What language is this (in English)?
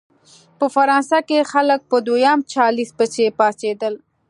Pashto